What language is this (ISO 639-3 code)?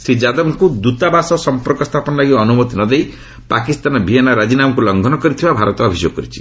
ori